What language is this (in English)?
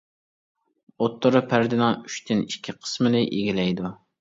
Uyghur